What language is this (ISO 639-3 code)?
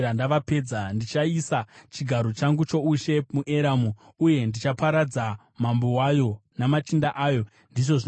sna